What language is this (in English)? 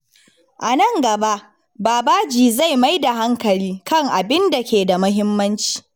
Hausa